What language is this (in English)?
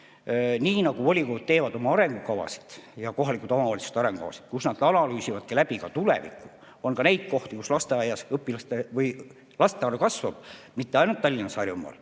Estonian